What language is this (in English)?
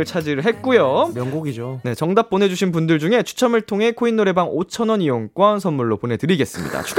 Korean